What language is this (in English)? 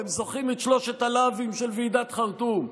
Hebrew